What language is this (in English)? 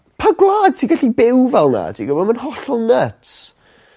Welsh